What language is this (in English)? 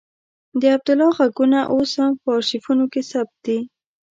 Pashto